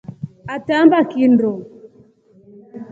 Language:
Rombo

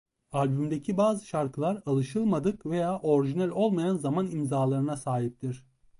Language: Turkish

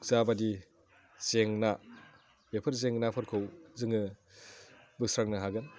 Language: Bodo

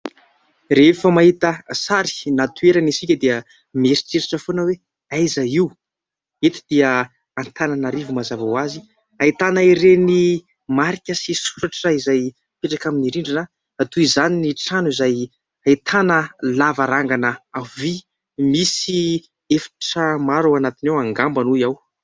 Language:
Malagasy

